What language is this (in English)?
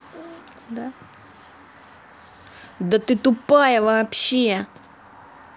Russian